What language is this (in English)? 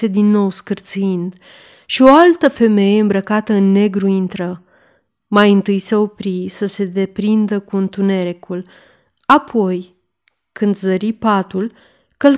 Romanian